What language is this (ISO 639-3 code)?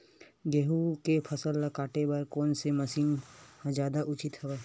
hne